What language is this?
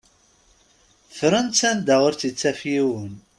Kabyle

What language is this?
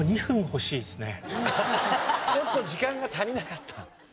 Japanese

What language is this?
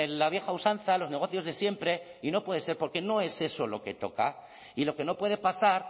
Spanish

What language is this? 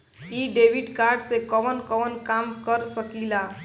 Bhojpuri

